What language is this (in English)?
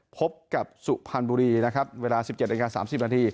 Thai